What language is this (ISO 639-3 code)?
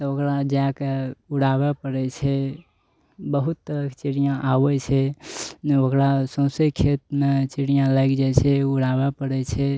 mai